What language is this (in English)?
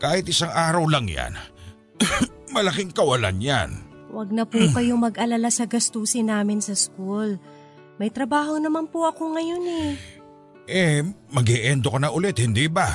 Filipino